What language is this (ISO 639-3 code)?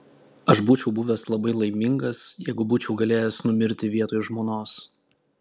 lit